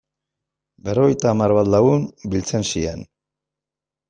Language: Basque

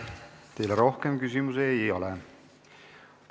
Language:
Estonian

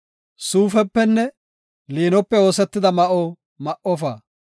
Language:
Gofa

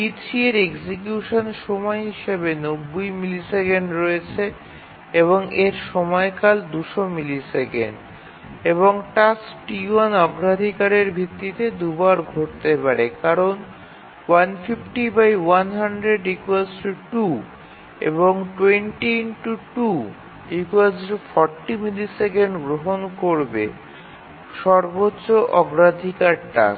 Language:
Bangla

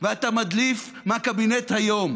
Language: Hebrew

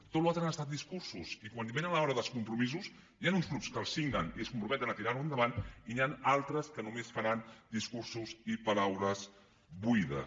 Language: Catalan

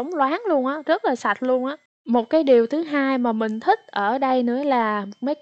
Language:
Vietnamese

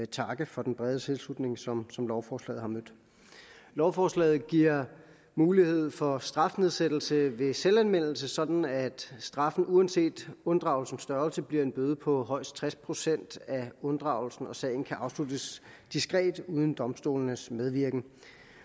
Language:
Danish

